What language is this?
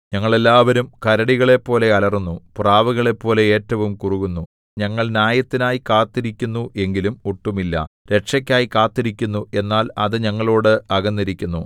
Malayalam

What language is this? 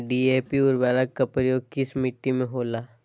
Magahi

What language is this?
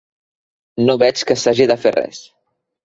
Catalan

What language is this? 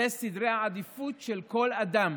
Hebrew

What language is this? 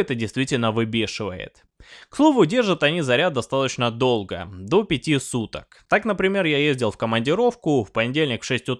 Russian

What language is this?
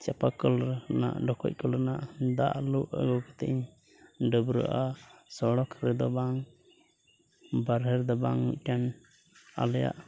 Santali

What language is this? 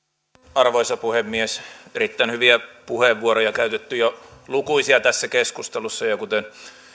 Finnish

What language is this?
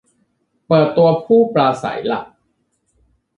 Thai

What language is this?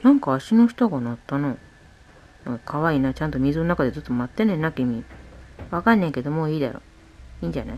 Japanese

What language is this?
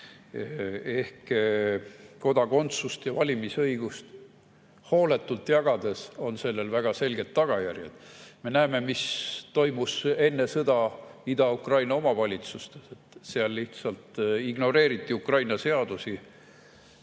Estonian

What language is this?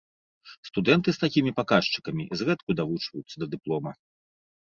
Belarusian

